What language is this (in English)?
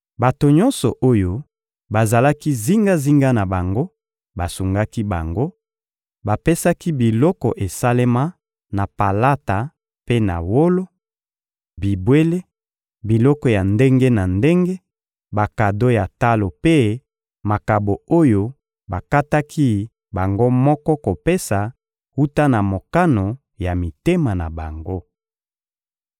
Lingala